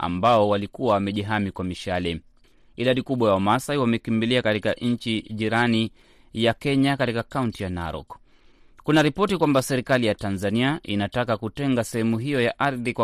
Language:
Swahili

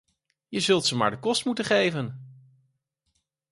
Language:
Dutch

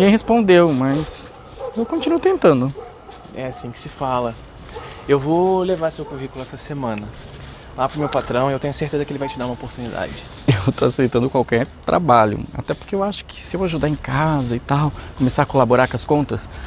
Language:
Portuguese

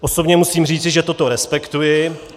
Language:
Czech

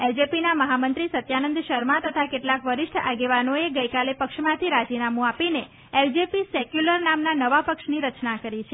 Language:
Gujarati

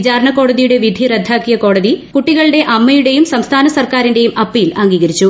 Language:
Malayalam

